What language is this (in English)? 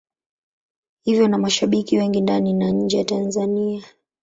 Swahili